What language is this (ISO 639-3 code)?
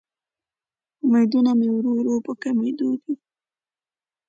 pus